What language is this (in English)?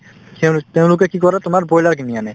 Assamese